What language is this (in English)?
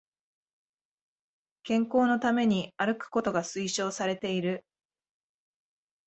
Japanese